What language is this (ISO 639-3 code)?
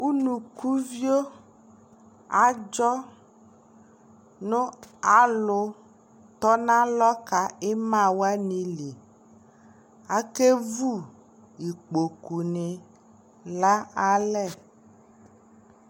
kpo